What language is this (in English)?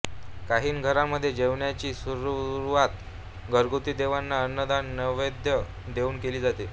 Marathi